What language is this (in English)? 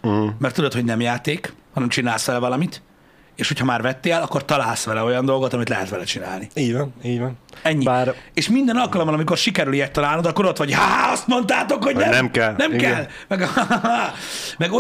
Hungarian